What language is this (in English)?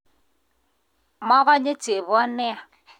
Kalenjin